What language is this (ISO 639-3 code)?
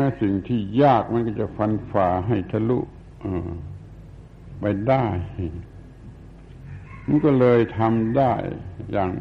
tha